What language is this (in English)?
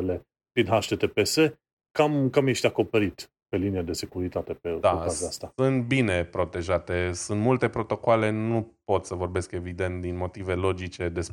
Romanian